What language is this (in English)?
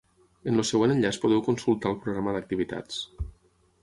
Catalan